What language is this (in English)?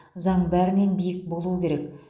Kazakh